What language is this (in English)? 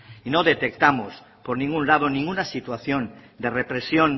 Spanish